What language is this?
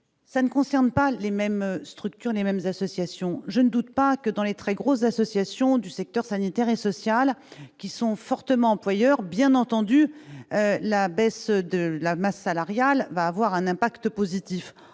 French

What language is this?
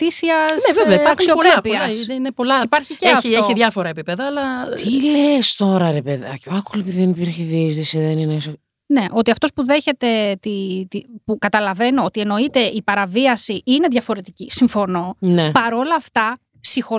Greek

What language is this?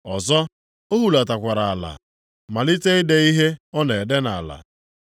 Igbo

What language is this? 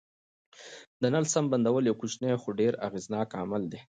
Pashto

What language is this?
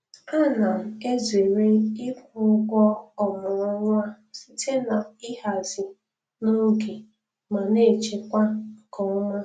Igbo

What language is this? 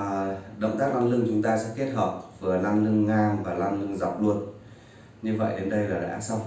Vietnamese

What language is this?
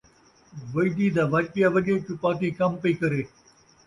Saraiki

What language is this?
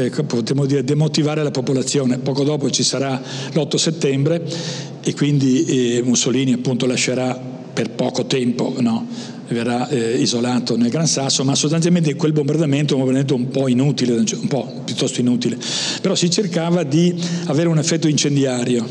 Italian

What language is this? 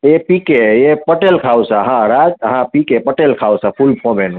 Gujarati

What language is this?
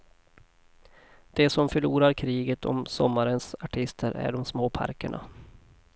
Swedish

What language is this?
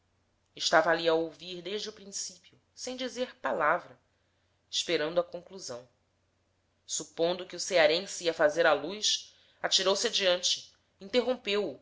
Portuguese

